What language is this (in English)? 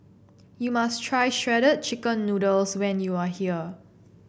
English